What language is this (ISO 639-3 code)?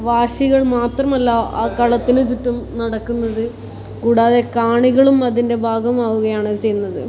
mal